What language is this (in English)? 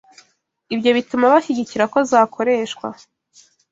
Kinyarwanda